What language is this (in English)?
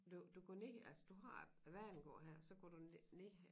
Danish